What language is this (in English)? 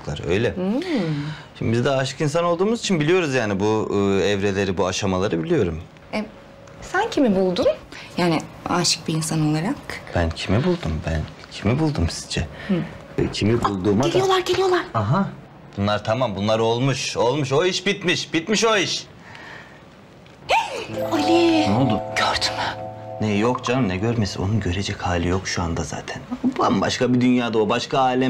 Turkish